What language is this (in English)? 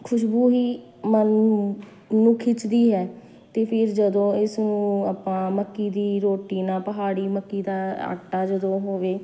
Punjabi